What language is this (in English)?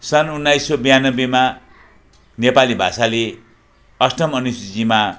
Nepali